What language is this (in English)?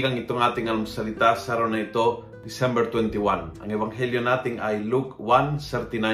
Filipino